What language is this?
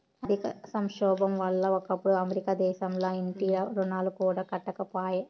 Telugu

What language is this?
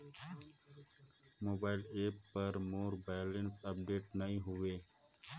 Chhattisgarhi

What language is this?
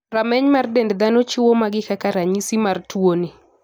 Luo (Kenya and Tanzania)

